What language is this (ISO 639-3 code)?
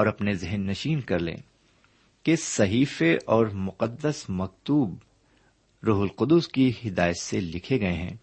urd